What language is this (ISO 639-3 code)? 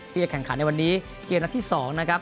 tha